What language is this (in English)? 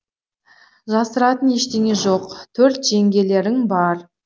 Kazakh